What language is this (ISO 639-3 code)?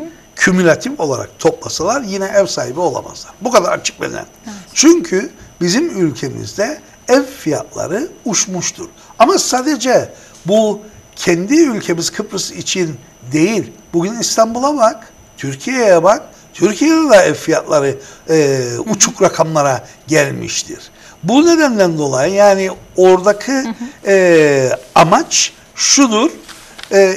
tur